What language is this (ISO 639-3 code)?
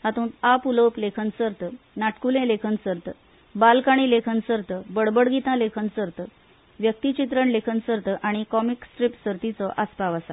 kok